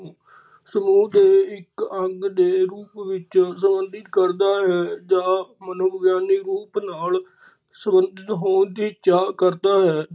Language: Punjabi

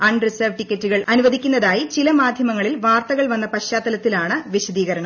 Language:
Malayalam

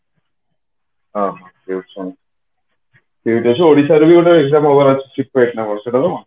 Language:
Odia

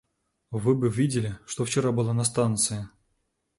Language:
Russian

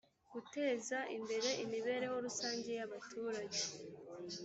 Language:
Kinyarwanda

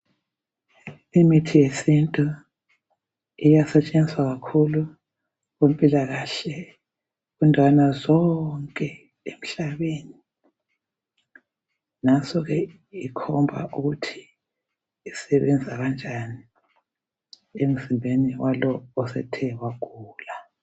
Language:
North Ndebele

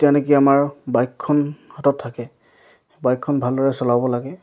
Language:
Assamese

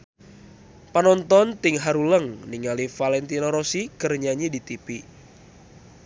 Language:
Sundanese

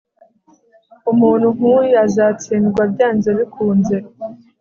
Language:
Kinyarwanda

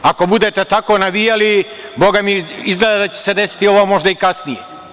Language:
Serbian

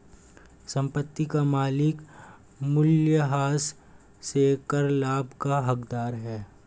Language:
Hindi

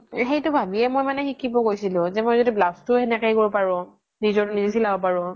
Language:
Assamese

